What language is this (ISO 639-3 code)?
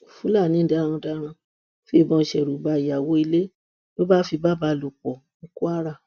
yor